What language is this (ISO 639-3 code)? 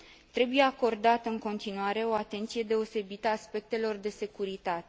ron